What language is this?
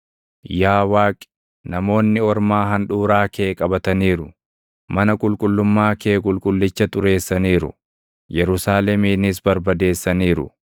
Oromo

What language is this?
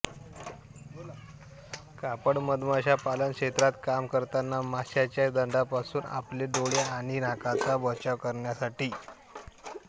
Marathi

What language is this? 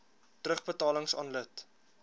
Afrikaans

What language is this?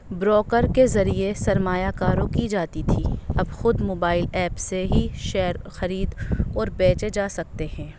Urdu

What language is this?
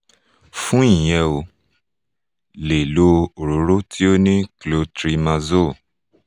Yoruba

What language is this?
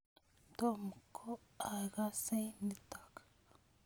Kalenjin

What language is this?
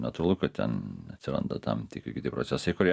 Lithuanian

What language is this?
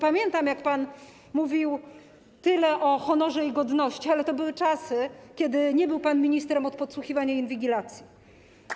Polish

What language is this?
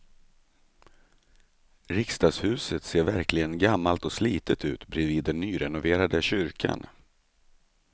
Swedish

